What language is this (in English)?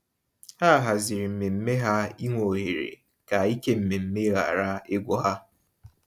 Igbo